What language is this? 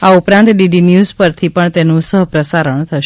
Gujarati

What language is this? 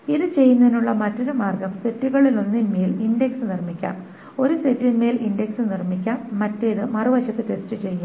Malayalam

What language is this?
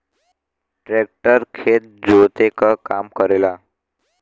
Bhojpuri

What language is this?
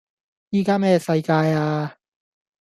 Cantonese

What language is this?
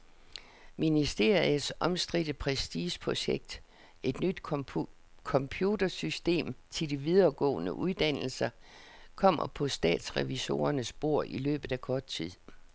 Danish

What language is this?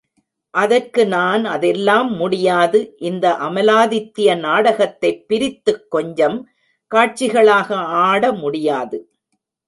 Tamil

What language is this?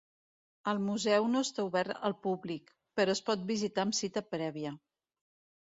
Catalan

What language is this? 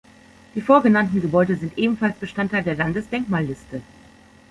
German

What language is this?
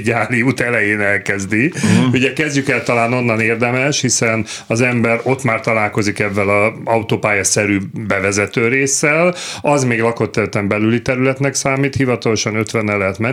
Hungarian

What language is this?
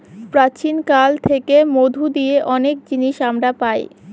Bangla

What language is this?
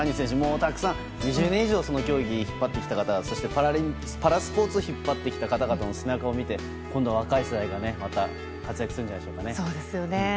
Japanese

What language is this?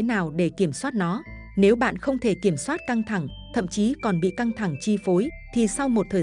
Vietnamese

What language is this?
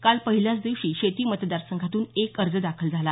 Marathi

